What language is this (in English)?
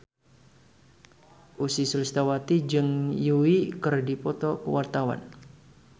Sundanese